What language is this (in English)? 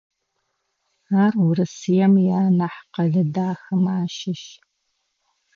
Adyghe